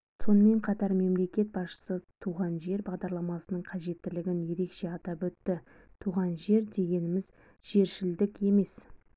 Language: Kazakh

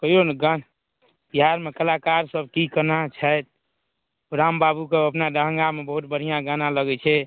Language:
Maithili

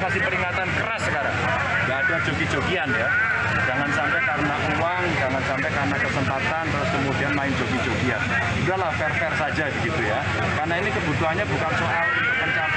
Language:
Indonesian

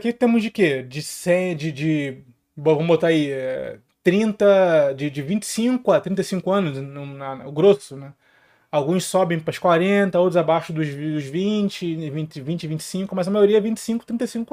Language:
Portuguese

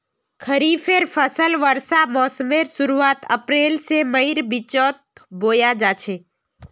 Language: Magahi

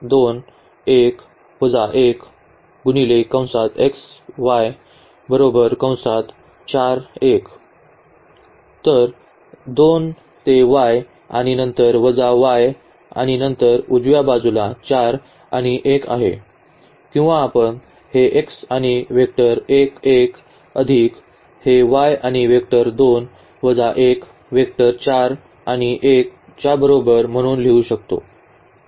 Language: Marathi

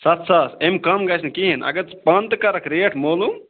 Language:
Kashmiri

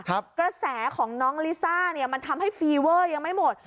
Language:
Thai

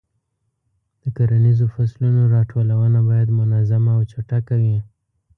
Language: Pashto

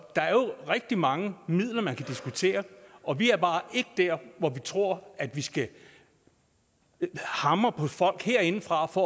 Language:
Danish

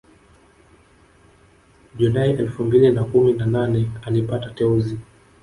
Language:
Swahili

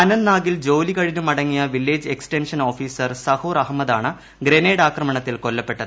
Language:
Malayalam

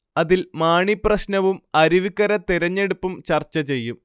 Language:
Malayalam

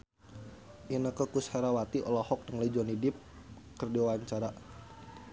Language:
Sundanese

